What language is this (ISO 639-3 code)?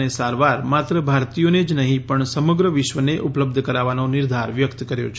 guj